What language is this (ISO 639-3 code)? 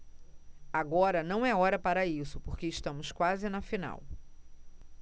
por